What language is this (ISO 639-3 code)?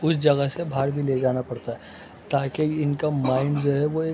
urd